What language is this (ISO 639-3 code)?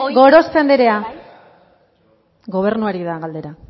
eus